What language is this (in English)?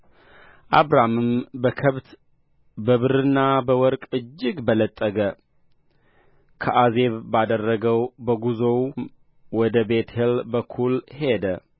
Amharic